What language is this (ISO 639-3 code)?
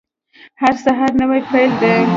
pus